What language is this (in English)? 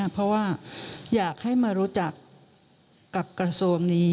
Thai